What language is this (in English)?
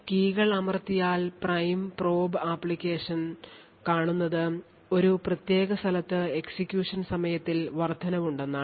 Malayalam